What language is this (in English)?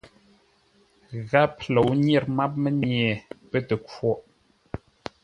Ngombale